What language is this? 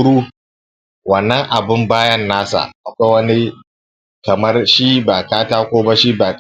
Hausa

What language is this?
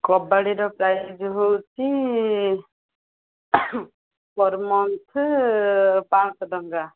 Odia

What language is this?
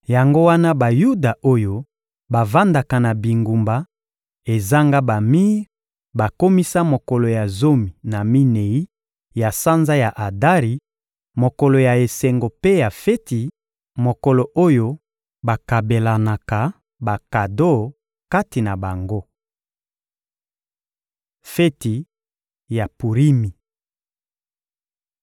Lingala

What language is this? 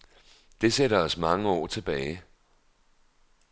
Danish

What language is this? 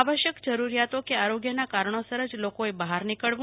Gujarati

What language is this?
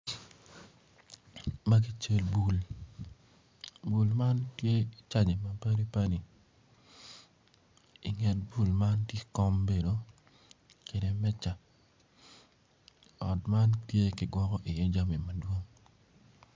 Acoli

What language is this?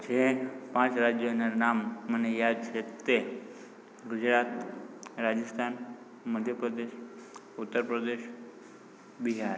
Gujarati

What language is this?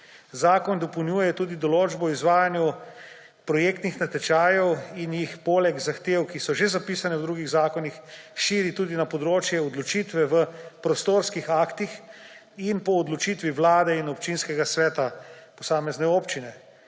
Slovenian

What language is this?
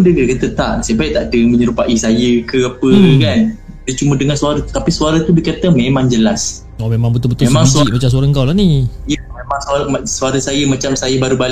Malay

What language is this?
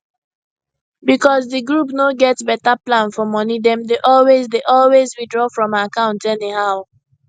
Nigerian Pidgin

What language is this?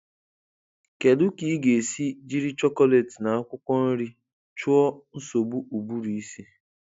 Igbo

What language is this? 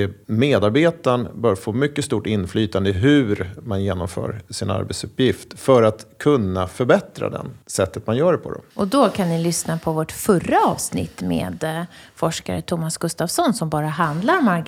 Swedish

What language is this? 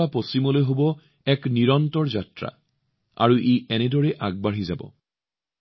Assamese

